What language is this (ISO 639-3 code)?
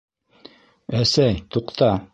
bak